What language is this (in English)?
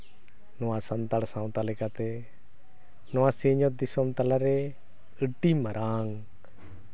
Santali